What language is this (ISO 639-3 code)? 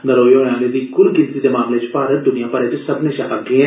doi